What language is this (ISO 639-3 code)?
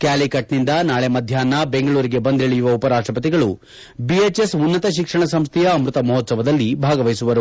kan